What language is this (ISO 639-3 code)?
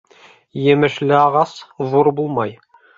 bak